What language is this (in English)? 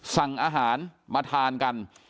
Thai